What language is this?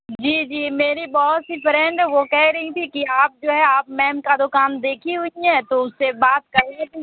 Urdu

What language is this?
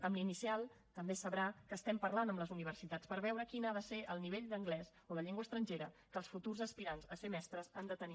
Catalan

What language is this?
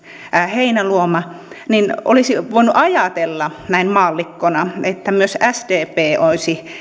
Finnish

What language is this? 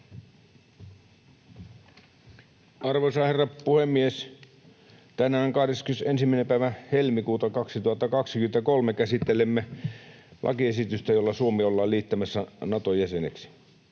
Finnish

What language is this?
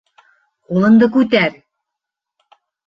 Bashkir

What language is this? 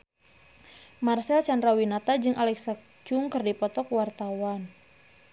Sundanese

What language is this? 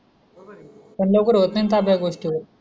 Marathi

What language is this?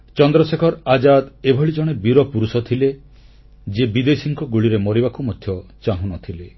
Odia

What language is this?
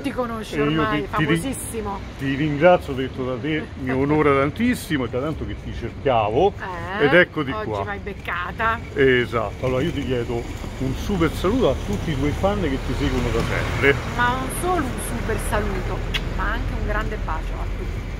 Italian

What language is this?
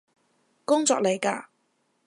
Cantonese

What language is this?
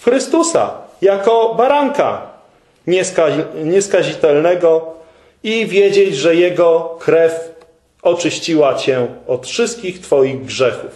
Polish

